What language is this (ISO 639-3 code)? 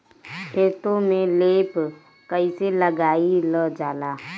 bho